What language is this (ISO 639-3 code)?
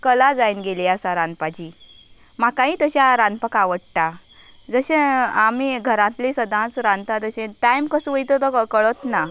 kok